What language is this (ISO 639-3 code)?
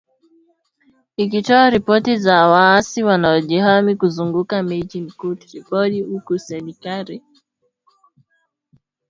swa